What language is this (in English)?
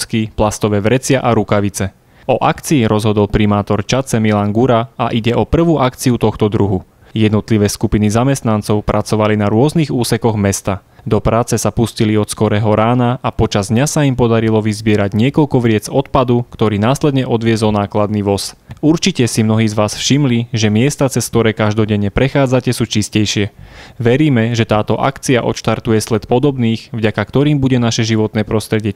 Slovak